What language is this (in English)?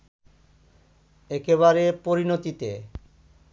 Bangla